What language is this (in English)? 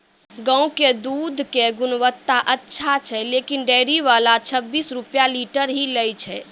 Maithili